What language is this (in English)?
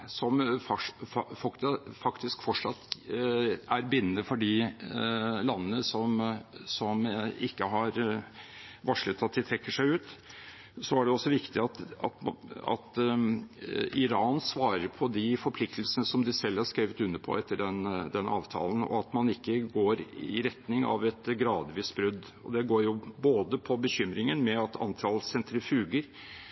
Norwegian Bokmål